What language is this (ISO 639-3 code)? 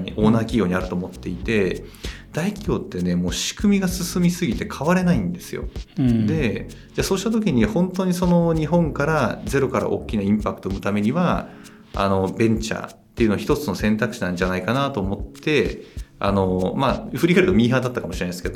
jpn